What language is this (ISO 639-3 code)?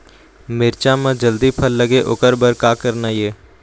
hne